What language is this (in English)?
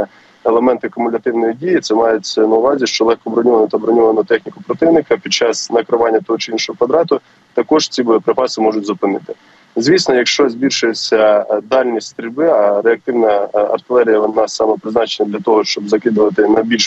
Ukrainian